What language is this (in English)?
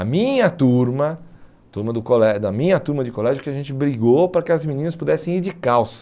Portuguese